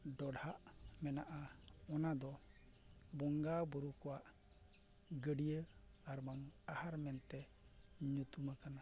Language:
Santali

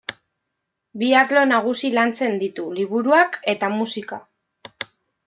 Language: Basque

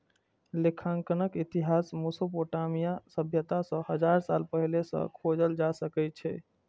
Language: Maithili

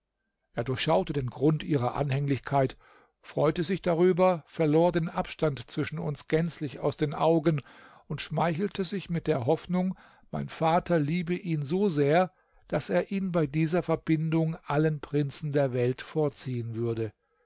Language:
German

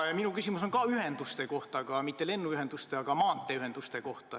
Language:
Estonian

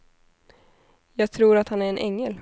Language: Swedish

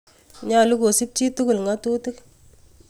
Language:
Kalenjin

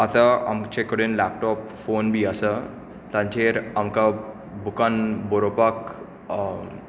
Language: Konkani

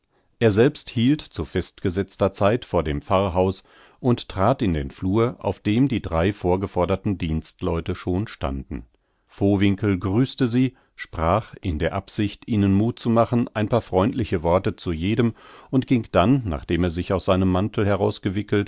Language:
German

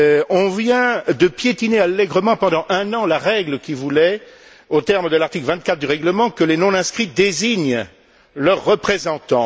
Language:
French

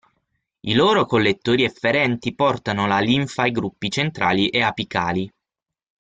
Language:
Italian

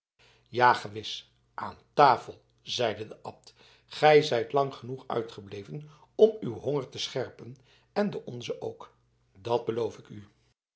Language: Dutch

